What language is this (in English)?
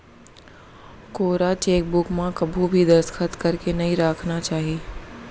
Chhattisgarhi